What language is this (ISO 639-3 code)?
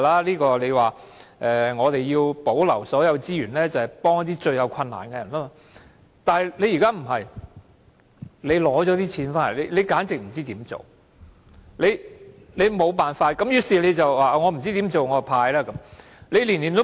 yue